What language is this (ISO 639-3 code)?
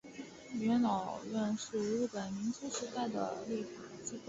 zho